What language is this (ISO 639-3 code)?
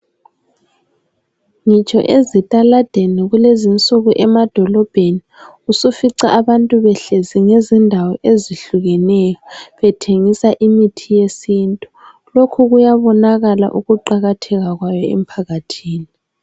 nde